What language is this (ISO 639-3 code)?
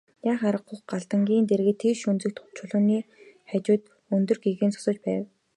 mon